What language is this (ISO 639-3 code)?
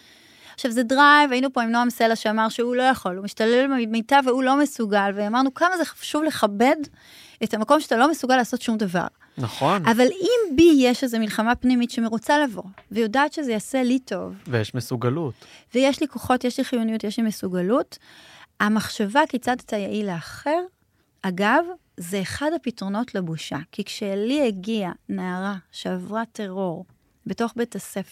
heb